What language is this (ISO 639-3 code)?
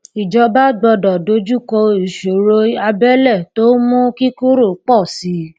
yor